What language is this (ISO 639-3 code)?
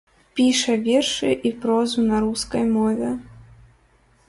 bel